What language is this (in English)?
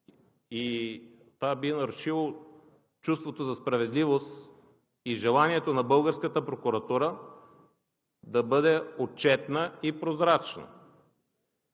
Bulgarian